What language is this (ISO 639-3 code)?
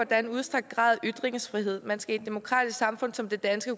dan